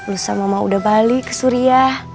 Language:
Indonesian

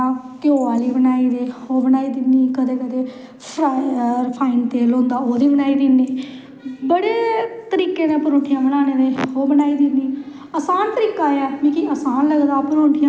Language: Dogri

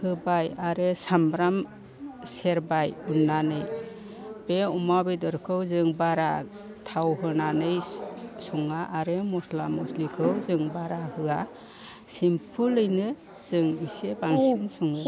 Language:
Bodo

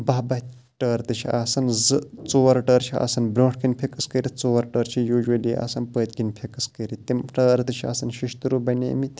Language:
Kashmiri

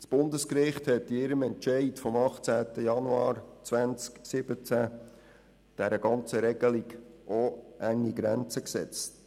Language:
Swiss German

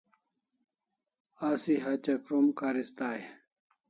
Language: Kalasha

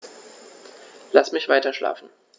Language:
German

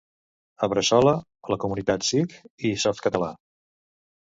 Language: Catalan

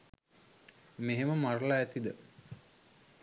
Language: Sinhala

